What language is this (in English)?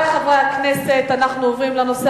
Hebrew